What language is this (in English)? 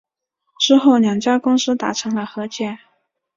Chinese